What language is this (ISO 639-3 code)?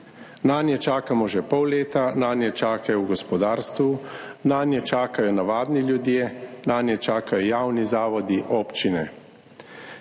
slv